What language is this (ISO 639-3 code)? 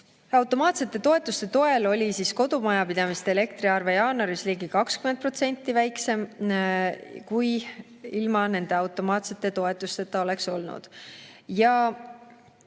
est